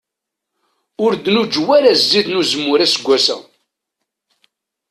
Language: Kabyle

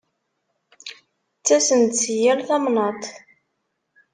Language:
Kabyle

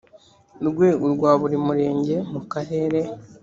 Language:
Kinyarwanda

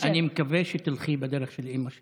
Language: Hebrew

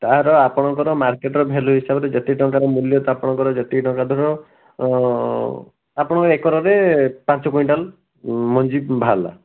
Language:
Odia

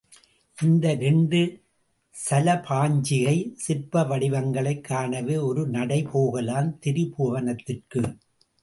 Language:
Tamil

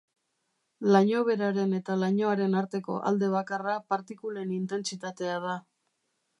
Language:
Basque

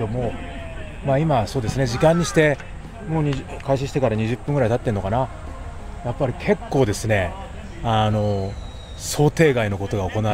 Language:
Japanese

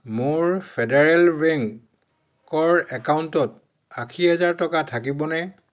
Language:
Assamese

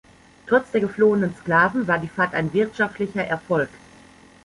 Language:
German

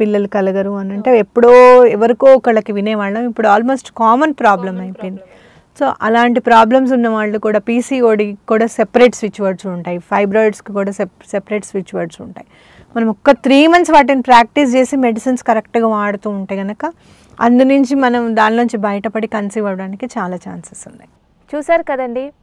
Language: Telugu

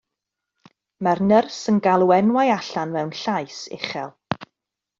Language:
Welsh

